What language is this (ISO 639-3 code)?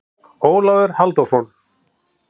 isl